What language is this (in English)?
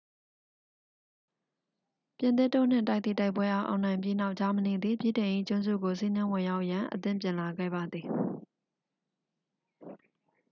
Burmese